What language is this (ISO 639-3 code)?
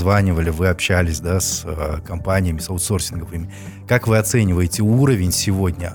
rus